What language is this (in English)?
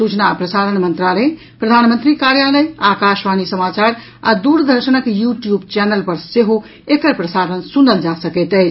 Maithili